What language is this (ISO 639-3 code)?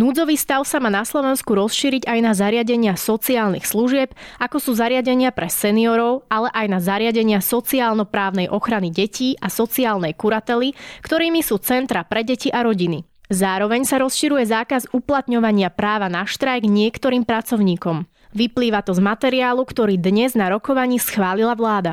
slk